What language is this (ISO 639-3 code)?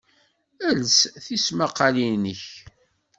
kab